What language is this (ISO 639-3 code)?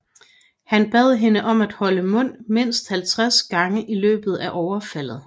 dan